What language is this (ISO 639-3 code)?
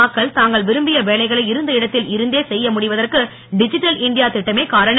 tam